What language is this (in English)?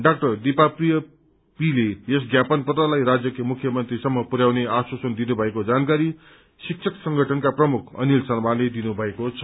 Nepali